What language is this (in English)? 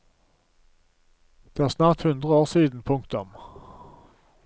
Norwegian